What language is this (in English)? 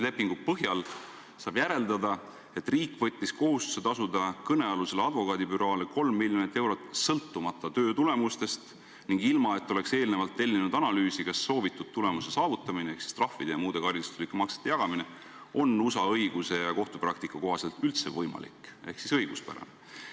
Estonian